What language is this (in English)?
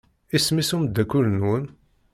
Kabyle